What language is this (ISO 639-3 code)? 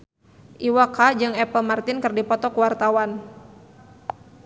sun